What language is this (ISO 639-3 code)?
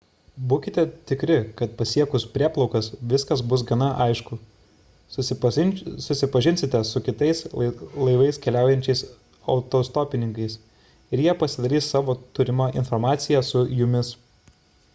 lit